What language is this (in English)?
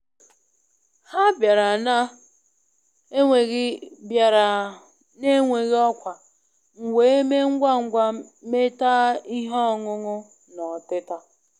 Igbo